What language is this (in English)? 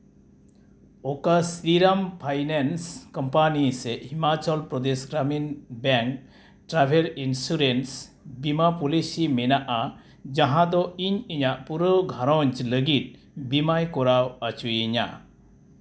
Santali